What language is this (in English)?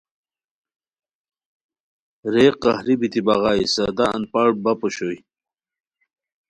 Khowar